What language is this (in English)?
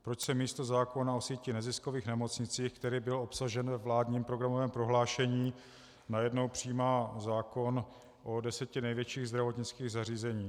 Czech